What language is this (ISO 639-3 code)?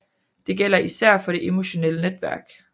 dan